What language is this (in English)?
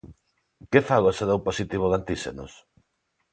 Galician